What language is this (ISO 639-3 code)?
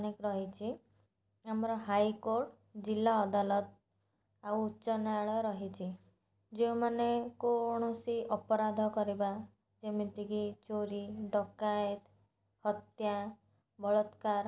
ori